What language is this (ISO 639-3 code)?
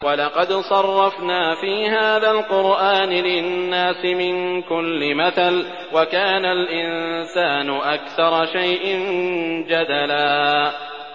ara